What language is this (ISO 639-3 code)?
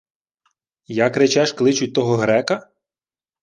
ukr